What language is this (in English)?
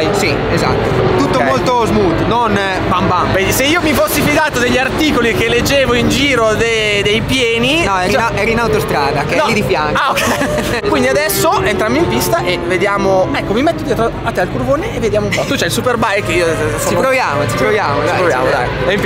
Italian